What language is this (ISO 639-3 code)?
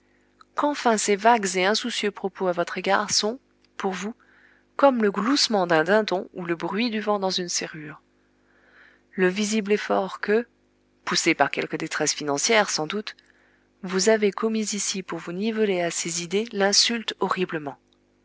fra